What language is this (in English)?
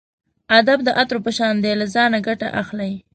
Pashto